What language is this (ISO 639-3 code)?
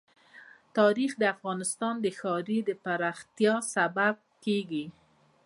pus